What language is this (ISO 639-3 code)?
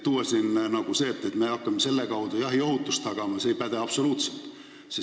est